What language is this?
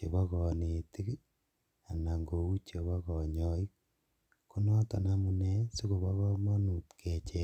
Kalenjin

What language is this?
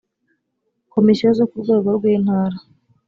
Kinyarwanda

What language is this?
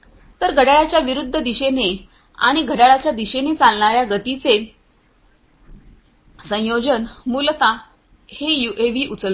Marathi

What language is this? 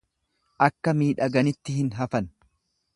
Oromo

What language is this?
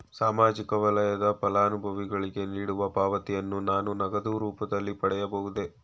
Kannada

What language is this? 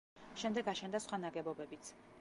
Georgian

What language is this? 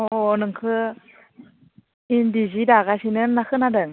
Bodo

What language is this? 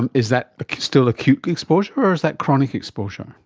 English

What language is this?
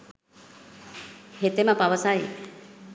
Sinhala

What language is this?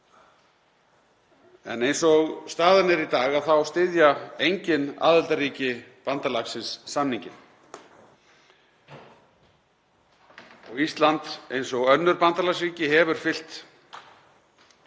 Icelandic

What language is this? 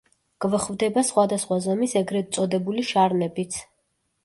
Georgian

